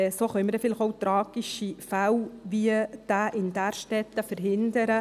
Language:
Swiss German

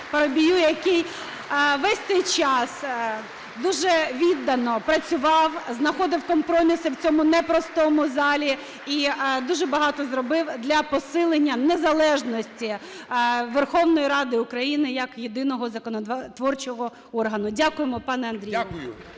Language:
Ukrainian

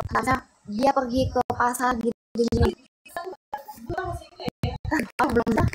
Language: Indonesian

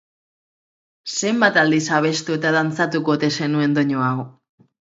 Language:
Basque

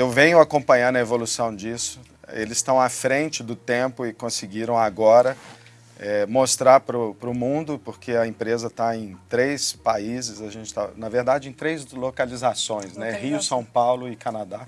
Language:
Portuguese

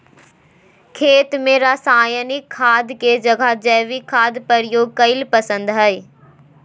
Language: Magahi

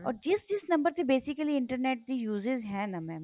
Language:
Punjabi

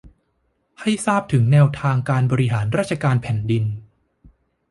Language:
Thai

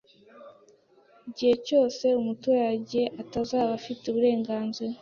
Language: Kinyarwanda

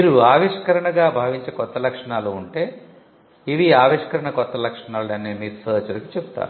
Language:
Telugu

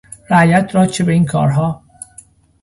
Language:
Persian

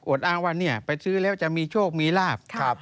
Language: Thai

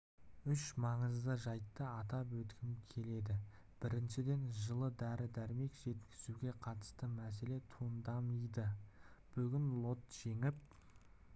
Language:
Kazakh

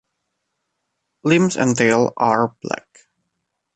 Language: English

